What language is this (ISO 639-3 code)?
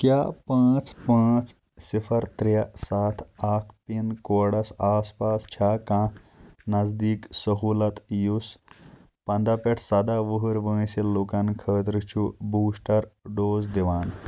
kas